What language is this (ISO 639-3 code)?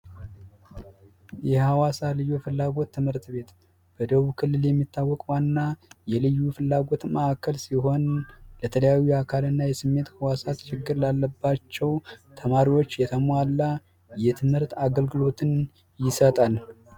amh